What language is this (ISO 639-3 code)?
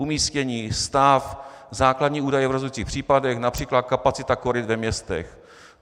ces